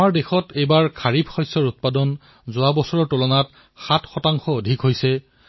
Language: Assamese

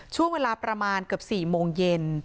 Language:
Thai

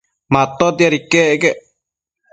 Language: Matsés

